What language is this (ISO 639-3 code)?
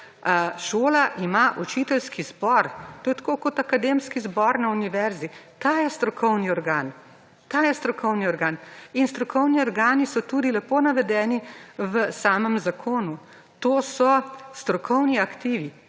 slv